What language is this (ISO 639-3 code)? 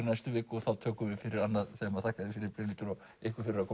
isl